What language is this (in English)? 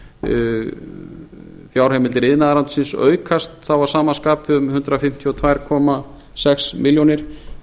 Icelandic